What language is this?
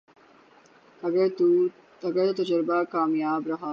Urdu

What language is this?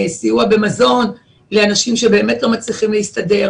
Hebrew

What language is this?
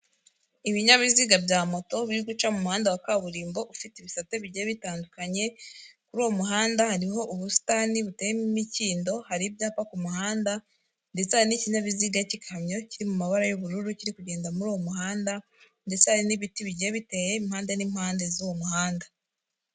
Kinyarwanda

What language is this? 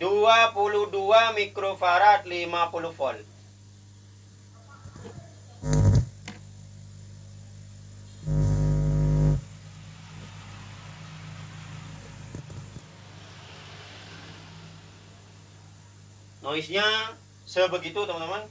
Indonesian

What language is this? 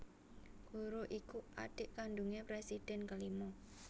Javanese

